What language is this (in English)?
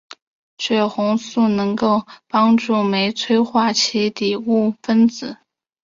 Chinese